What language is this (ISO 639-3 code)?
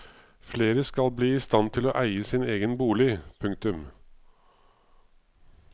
nor